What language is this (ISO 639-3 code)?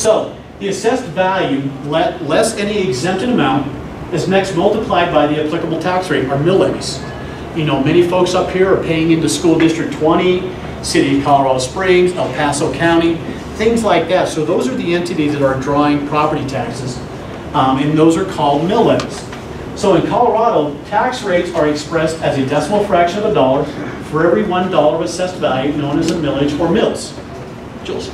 eng